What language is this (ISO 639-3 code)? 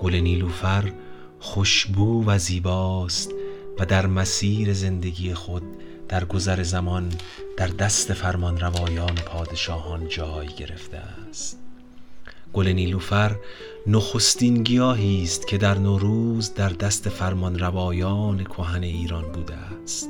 fas